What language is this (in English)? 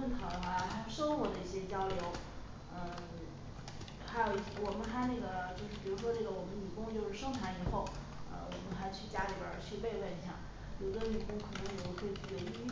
Chinese